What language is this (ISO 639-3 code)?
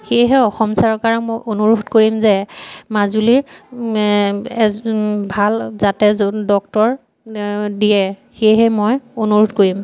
asm